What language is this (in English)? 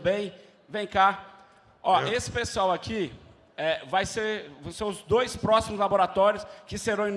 Portuguese